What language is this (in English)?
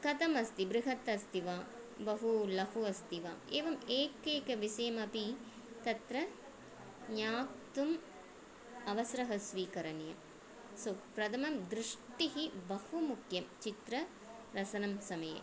Sanskrit